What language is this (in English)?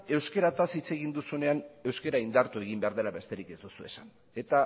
Basque